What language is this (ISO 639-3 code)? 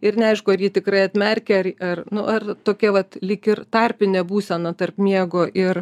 lit